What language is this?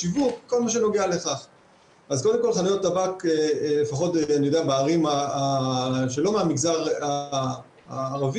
Hebrew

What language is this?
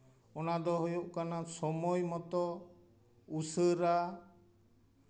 Santali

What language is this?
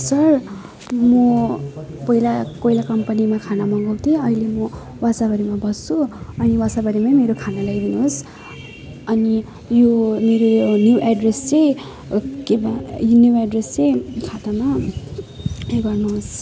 Nepali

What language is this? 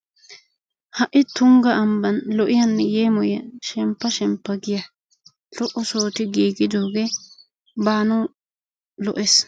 Wolaytta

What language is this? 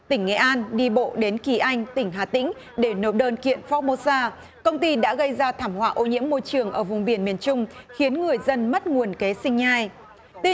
Vietnamese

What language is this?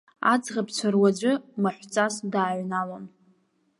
Abkhazian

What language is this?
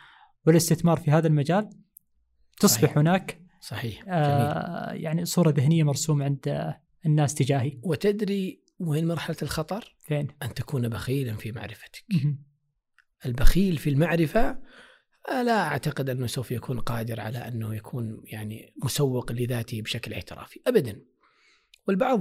Arabic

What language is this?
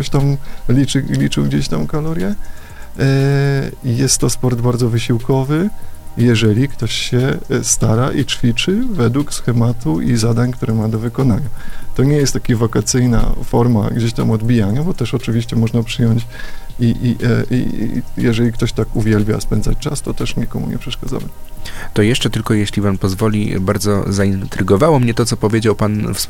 Polish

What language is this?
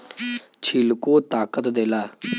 Bhojpuri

